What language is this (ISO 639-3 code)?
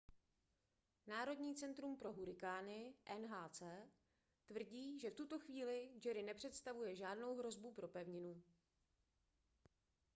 ces